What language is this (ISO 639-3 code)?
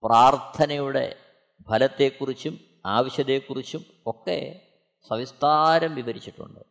mal